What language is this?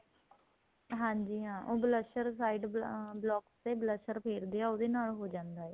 Punjabi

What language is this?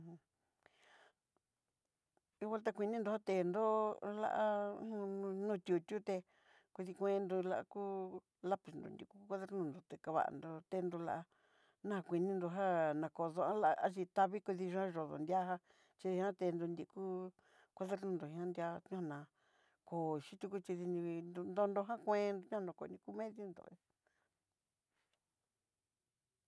Southeastern Nochixtlán Mixtec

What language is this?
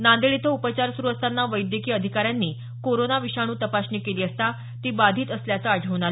Marathi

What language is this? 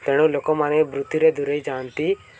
Odia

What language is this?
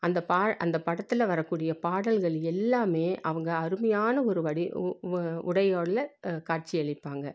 Tamil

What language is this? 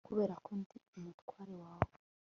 Kinyarwanda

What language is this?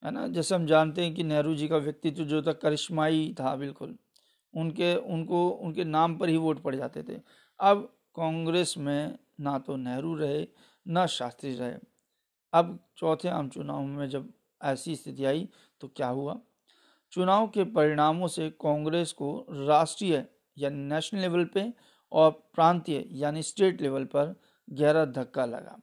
Hindi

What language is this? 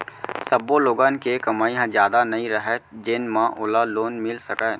Chhattisgarhi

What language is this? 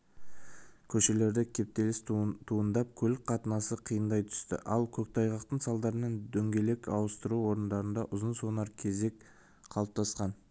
Kazakh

